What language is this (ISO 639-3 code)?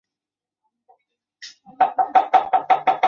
zho